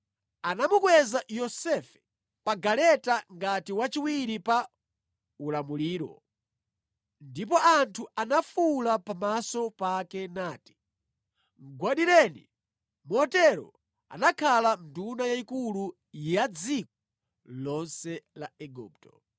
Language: Nyanja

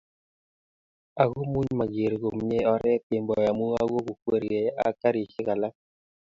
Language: Kalenjin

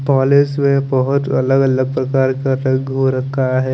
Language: Hindi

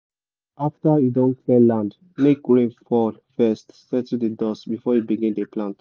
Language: Nigerian Pidgin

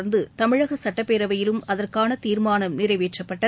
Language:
Tamil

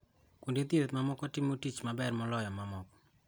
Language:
Luo (Kenya and Tanzania)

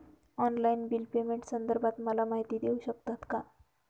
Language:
Marathi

